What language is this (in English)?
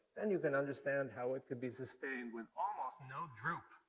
English